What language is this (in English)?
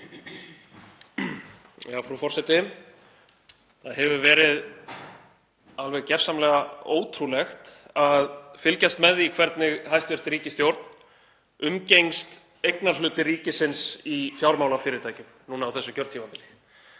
Icelandic